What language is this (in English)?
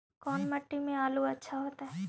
Magahi